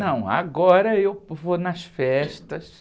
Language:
Portuguese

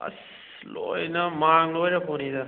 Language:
Manipuri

